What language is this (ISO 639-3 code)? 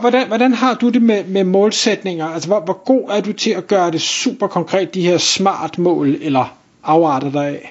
dan